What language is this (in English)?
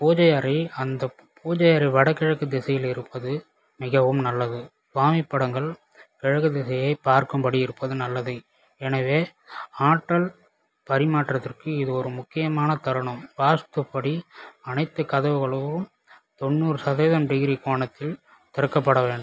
Tamil